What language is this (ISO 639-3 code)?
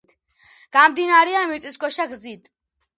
kat